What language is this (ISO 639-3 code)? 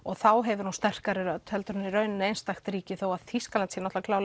isl